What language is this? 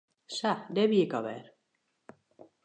Western Frisian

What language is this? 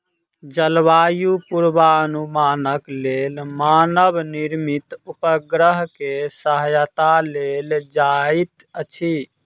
Maithili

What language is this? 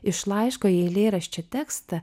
Lithuanian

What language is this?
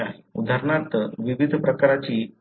Marathi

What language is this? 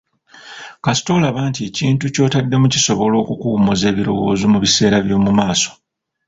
Ganda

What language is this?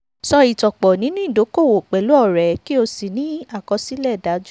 Yoruba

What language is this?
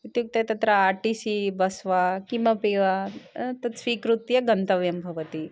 Sanskrit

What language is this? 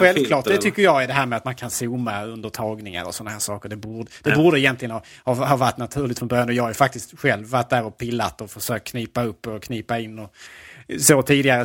Swedish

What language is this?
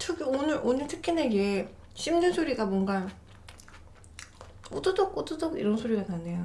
Korean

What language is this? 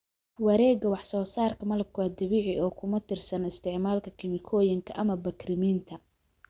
Somali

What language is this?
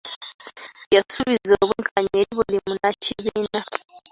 Ganda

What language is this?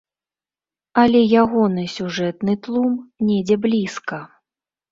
Belarusian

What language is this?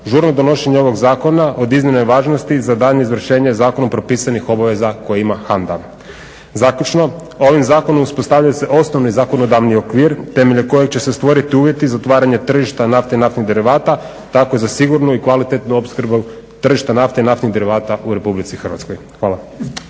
Croatian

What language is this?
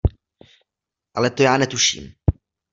Czech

